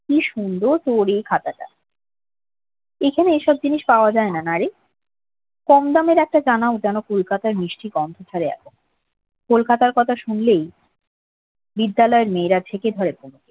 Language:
Bangla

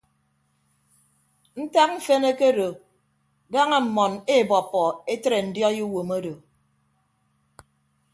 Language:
Ibibio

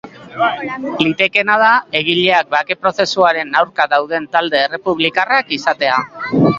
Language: Basque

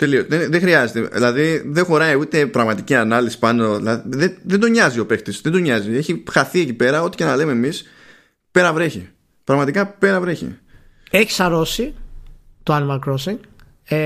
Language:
Greek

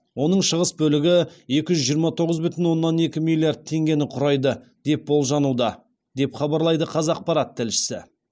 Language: Kazakh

